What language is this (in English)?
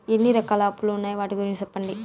Telugu